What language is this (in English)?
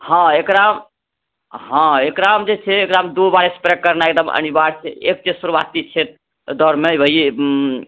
Maithili